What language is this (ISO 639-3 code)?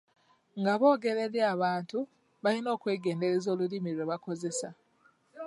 lug